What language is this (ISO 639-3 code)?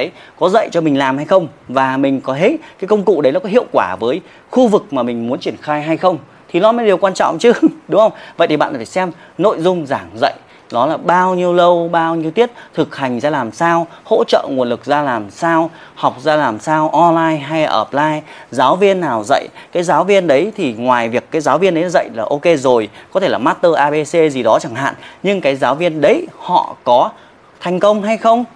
vie